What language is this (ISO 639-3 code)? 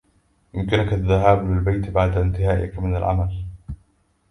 ara